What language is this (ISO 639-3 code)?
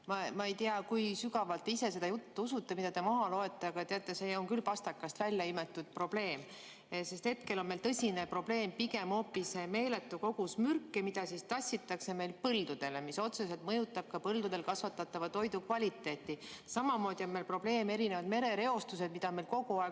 est